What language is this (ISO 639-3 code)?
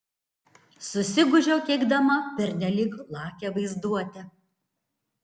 lit